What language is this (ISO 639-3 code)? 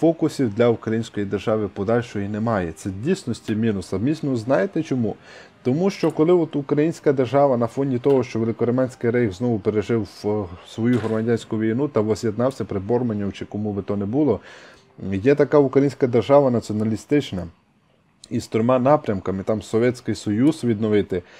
ukr